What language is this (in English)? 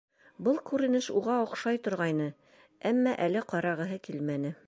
Bashkir